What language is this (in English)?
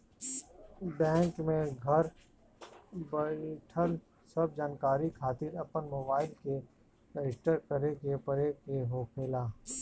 Bhojpuri